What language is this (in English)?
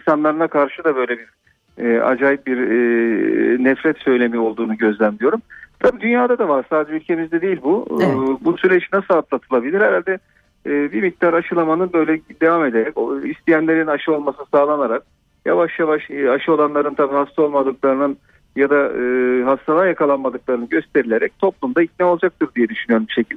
Turkish